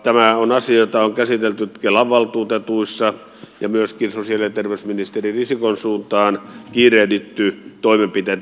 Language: Finnish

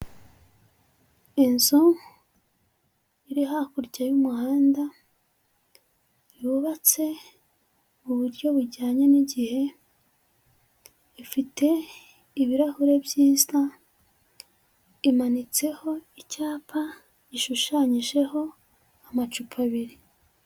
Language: Kinyarwanda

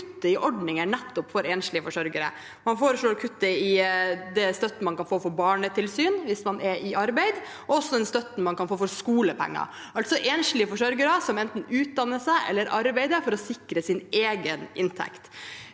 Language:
Norwegian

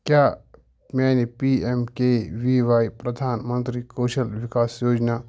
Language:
Kashmiri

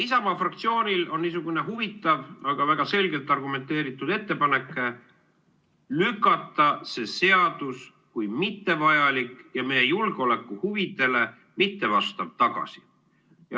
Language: Estonian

